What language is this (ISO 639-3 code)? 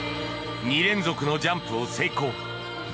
jpn